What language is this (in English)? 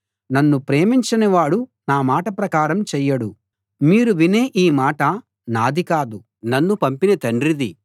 Telugu